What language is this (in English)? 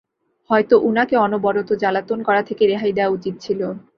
Bangla